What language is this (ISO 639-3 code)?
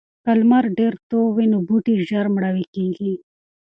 pus